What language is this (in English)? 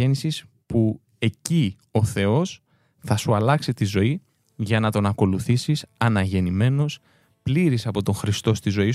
Greek